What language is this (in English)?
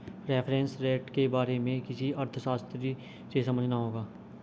Hindi